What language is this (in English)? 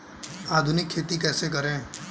Hindi